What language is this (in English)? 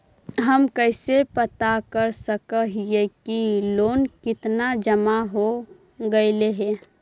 Magahi